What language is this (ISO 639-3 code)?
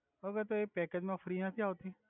guj